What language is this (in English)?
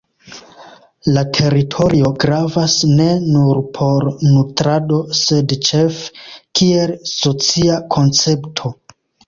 Esperanto